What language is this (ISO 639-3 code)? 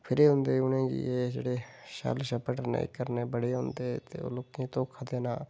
doi